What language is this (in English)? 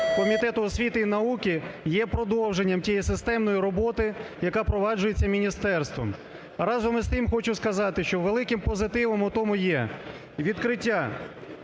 Ukrainian